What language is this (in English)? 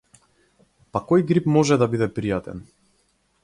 Macedonian